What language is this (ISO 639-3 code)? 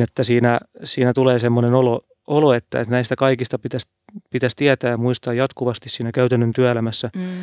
fin